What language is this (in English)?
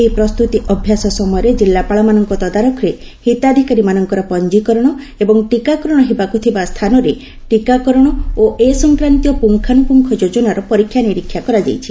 Odia